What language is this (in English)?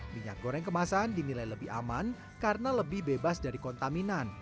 Indonesian